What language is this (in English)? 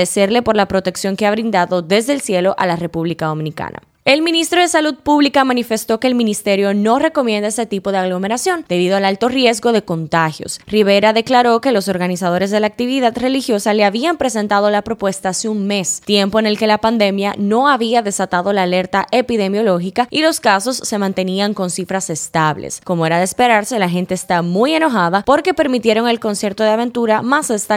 Spanish